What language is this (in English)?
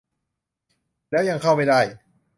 Thai